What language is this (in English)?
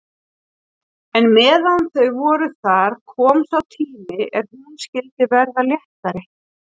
Icelandic